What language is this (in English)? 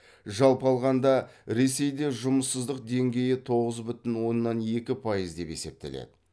Kazakh